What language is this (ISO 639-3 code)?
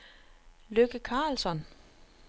dan